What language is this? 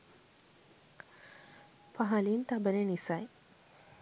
Sinhala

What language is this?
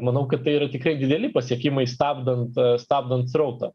Lithuanian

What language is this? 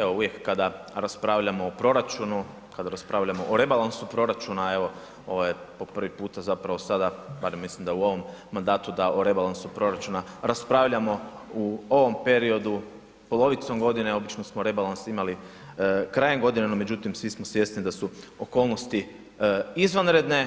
Croatian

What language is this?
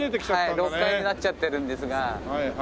Japanese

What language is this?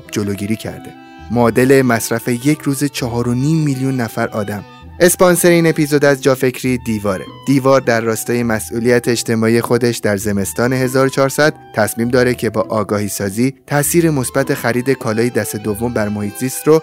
Persian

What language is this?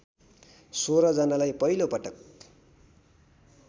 Nepali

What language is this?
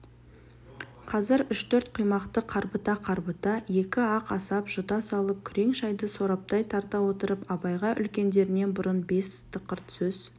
Kazakh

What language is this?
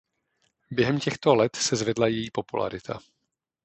Czech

